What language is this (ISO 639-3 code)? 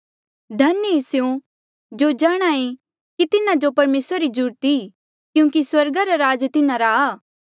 mjl